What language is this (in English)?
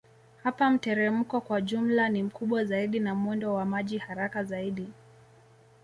Swahili